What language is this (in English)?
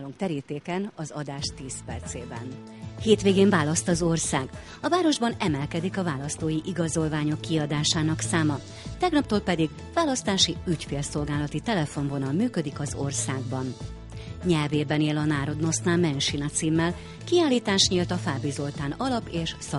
Hungarian